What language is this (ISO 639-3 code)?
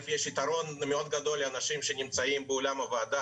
heb